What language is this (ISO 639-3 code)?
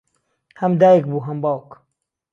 ckb